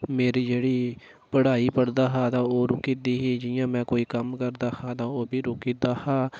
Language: Dogri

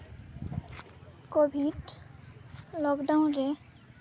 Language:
Santali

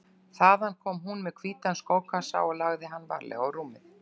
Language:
Icelandic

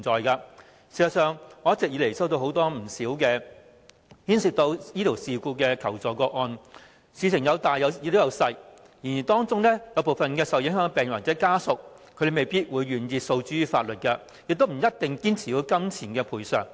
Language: Cantonese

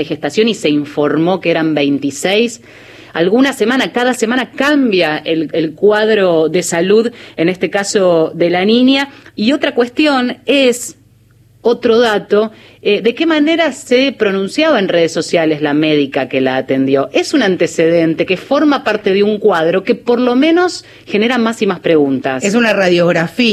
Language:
Spanish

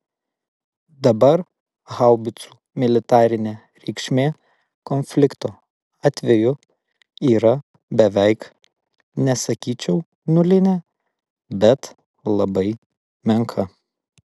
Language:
Lithuanian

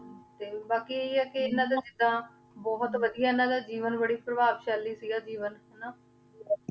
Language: Punjabi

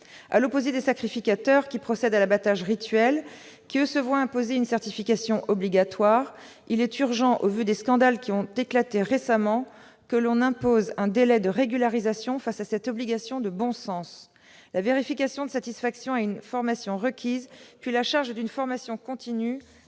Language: French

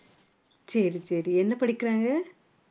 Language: Tamil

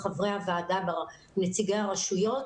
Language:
Hebrew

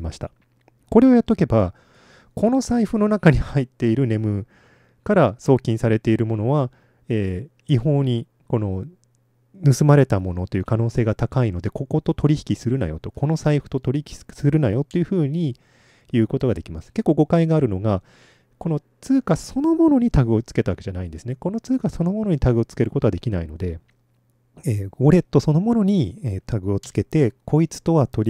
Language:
Japanese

